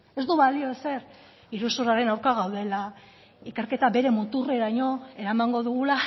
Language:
Basque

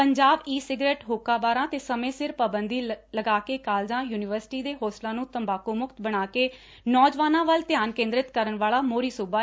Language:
Punjabi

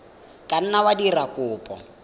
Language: Tswana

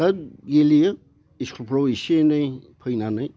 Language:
Bodo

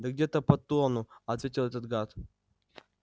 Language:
Russian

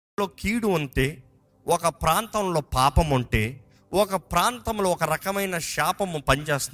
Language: Telugu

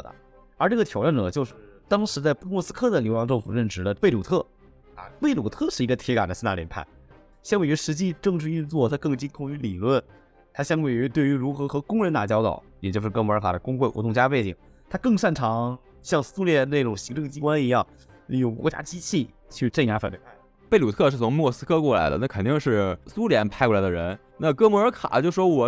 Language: Chinese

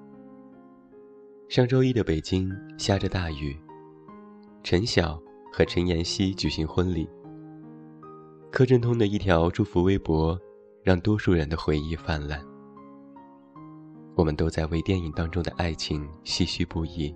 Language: Chinese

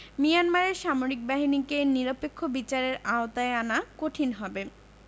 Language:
Bangla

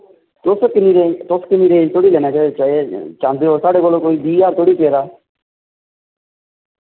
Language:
Dogri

